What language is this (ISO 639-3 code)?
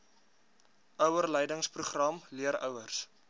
afr